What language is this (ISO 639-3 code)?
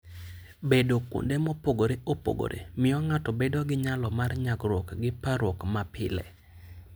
luo